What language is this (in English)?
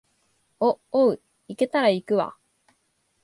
Japanese